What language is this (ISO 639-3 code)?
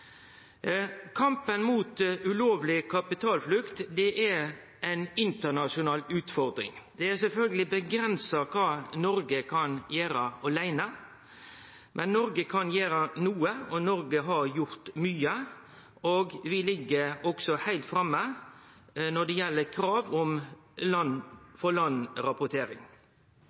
nno